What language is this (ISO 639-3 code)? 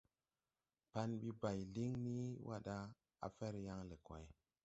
tui